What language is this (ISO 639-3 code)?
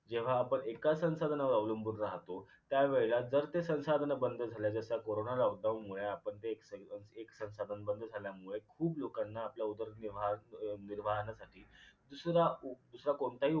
mar